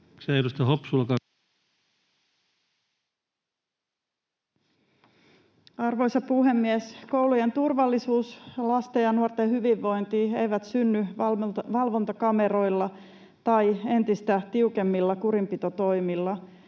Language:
Finnish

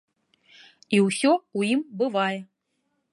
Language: Belarusian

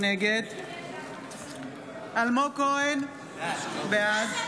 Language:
Hebrew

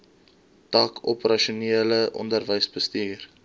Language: Afrikaans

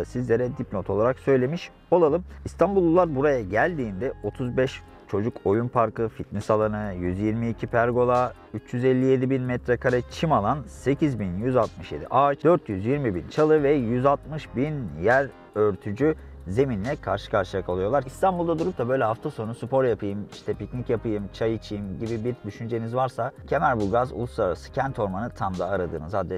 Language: Turkish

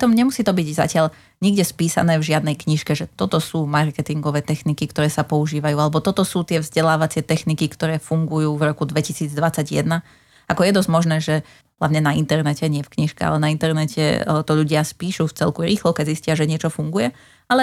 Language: Slovak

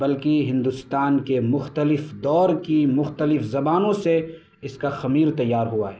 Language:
Urdu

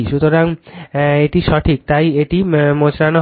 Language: Bangla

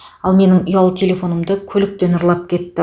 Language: Kazakh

